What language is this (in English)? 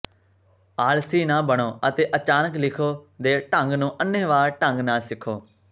Punjabi